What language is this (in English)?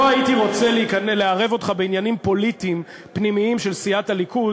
Hebrew